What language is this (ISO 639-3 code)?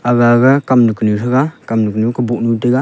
nnp